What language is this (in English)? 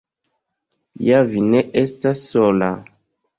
Esperanto